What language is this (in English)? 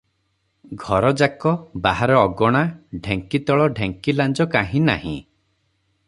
Odia